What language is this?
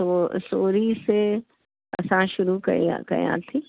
Sindhi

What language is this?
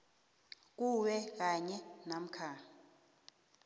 South Ndebele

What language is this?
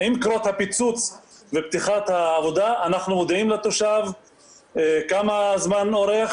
Hebrew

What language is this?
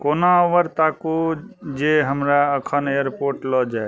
Maithili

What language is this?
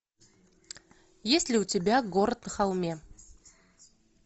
Russian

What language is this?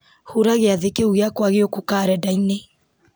Kikuyu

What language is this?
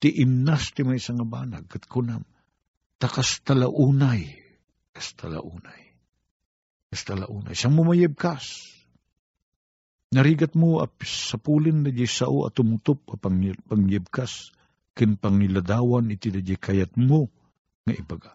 Filipino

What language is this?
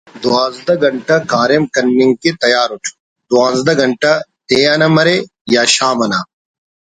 Brahui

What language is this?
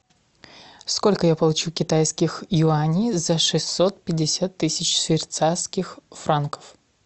Russian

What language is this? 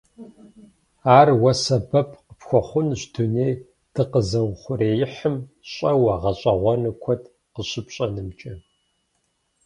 Kabardian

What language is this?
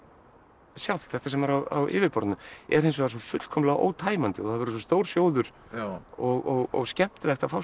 Icelandic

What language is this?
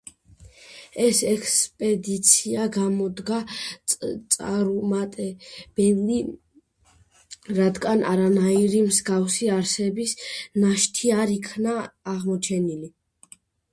Georgian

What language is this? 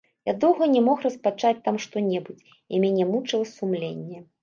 Belarusian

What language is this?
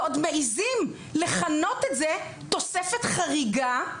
Hebrew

